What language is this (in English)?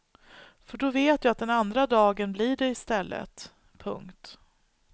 Swedish